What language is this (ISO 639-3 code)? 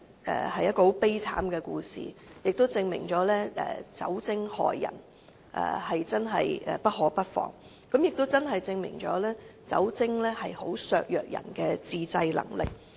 yue